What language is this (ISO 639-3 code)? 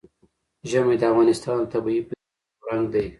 pus